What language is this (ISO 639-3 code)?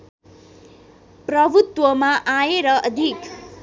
nep